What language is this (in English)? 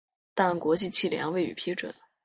Chinese